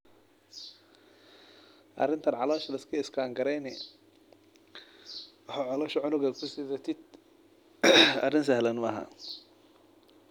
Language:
Somali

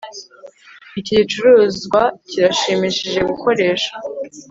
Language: Kinyarwanda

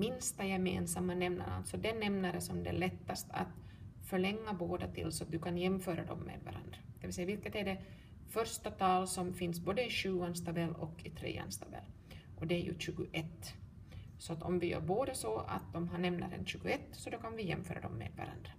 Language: Swedish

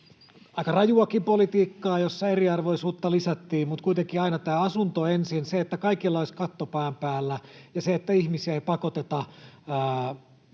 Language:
Finnish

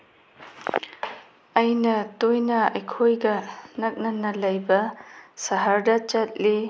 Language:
Manipuri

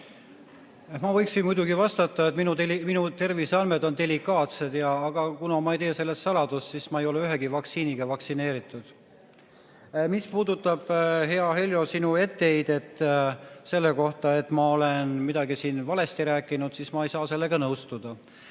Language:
Estonian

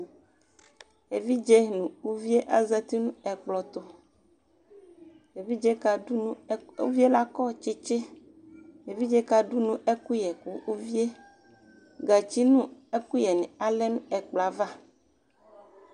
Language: Ikposo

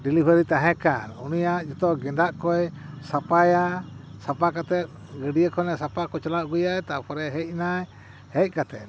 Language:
Santali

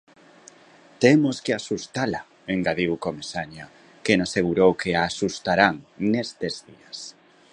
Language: Galician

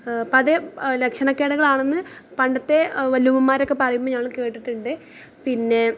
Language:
Malayalam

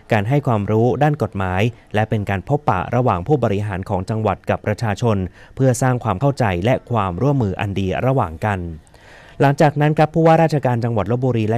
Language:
Thai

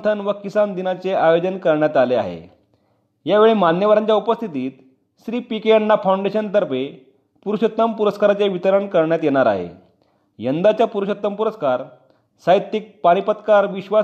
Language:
Marathi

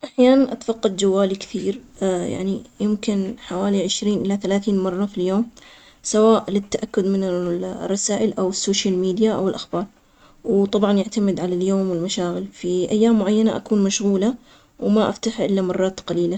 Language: Omani Arabic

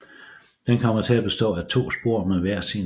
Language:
Danish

